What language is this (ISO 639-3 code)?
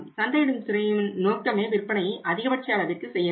tam